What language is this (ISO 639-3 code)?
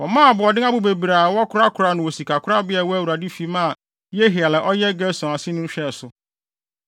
aka